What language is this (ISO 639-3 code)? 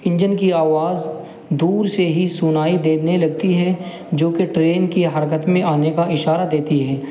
urd